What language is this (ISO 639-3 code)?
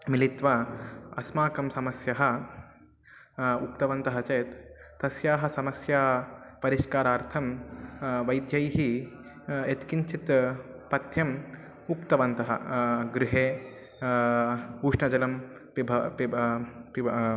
san